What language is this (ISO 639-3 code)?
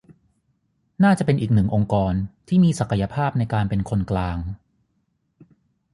tha